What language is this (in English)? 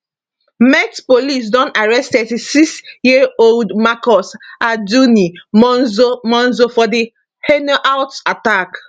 Nigerian Pidgin